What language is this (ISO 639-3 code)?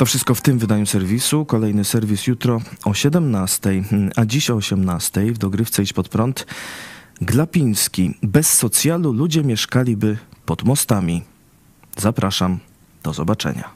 pol